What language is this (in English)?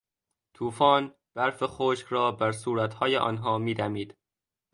Persian